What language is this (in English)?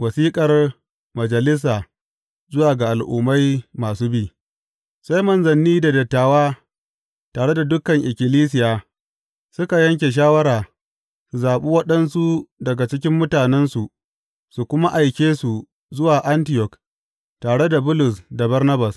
Hausa